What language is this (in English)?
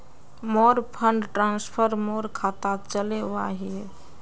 Magahi